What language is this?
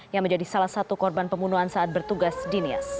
Indonesian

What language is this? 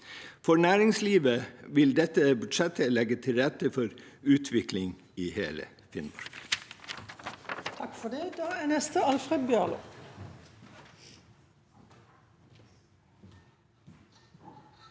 Norwegian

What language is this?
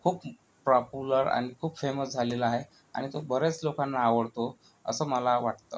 Marathi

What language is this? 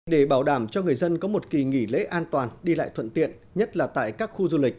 Vietnamese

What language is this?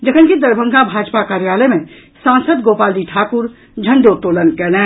Maithili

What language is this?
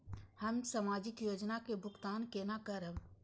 Maithili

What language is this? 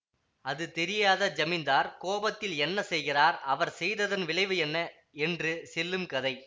Tamil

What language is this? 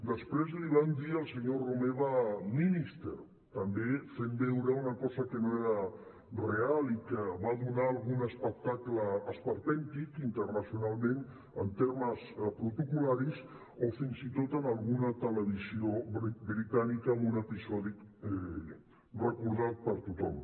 Catalan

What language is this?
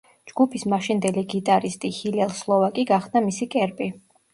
Georgian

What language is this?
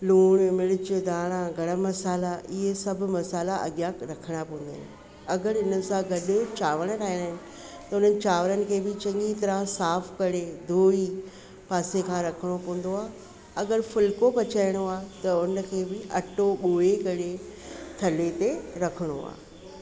Sindhi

